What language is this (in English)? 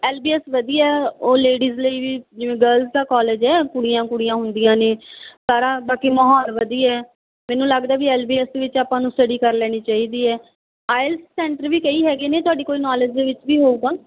Punjabi